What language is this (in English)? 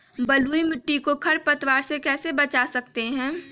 Magahi